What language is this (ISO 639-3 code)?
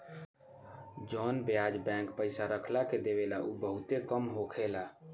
bho